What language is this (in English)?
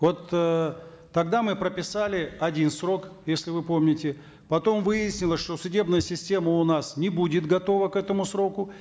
Kazakh